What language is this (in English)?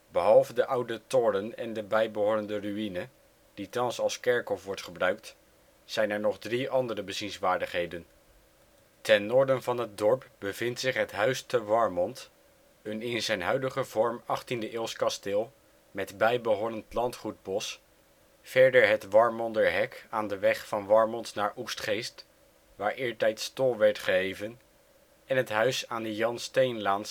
Dutch